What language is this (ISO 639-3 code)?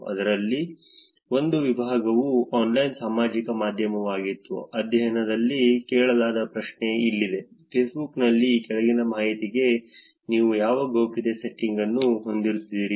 kan